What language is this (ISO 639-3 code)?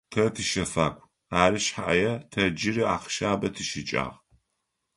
ady